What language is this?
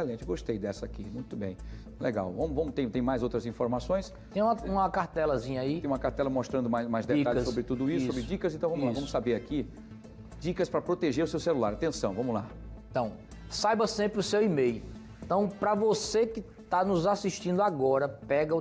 Portuguese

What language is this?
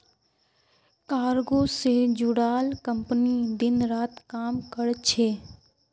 Magahi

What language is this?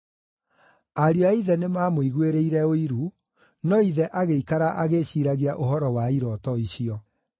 Kikuyu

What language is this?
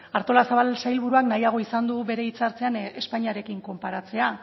Basque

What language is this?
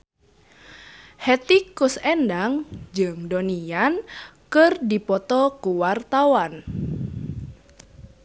Sundanese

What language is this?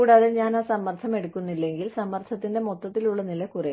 Malayalam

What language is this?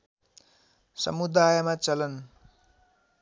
Nepali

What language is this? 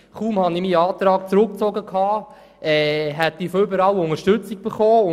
Swiss German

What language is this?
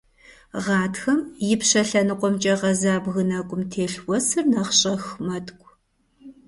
Kabardian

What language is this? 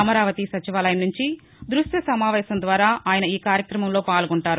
Telugu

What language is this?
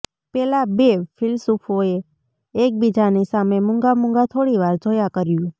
Gujarati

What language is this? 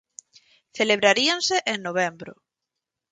Galician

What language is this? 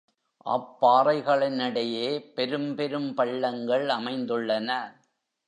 Tamil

